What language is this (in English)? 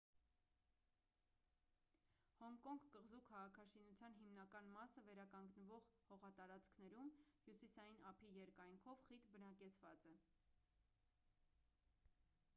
Armenian